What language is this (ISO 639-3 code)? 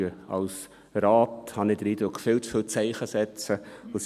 gsw